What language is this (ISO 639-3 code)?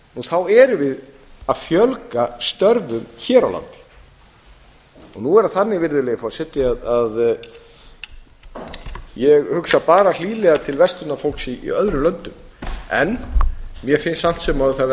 isl